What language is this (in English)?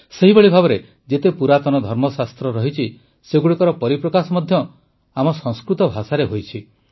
Odia